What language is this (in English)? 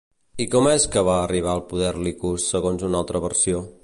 Catalan